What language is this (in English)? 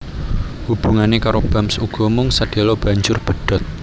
Javanese